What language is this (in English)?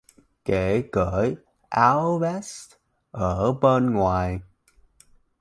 Vietnamese